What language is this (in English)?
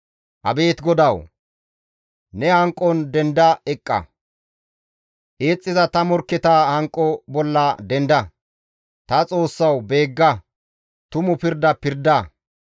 Gamo